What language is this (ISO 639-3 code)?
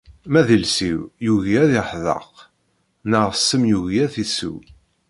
kab